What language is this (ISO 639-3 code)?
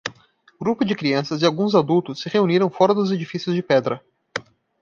por